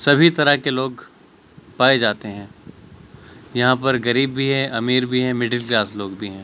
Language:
Urdu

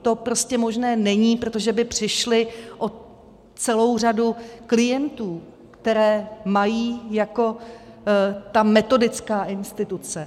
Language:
Czech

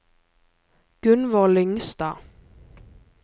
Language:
Norwegian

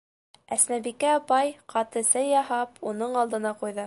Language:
Bashkir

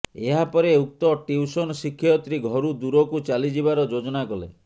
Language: Odia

